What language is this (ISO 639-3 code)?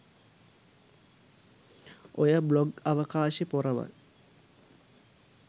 sin